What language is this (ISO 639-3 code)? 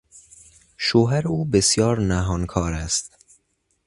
fas